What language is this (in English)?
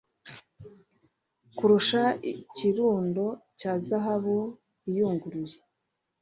Kinyarwanda